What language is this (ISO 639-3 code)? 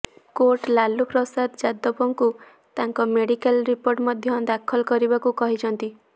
ori